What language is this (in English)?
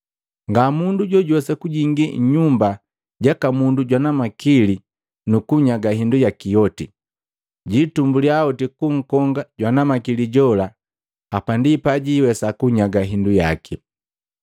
Matengo